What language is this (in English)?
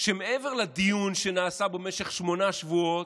Hebrew